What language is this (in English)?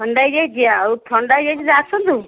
Odia